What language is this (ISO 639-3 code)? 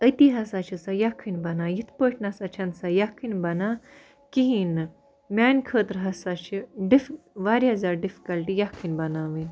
kas